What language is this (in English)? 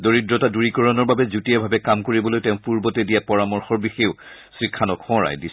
Assamese